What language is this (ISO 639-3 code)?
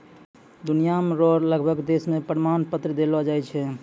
mai